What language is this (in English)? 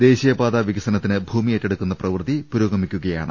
Malayalam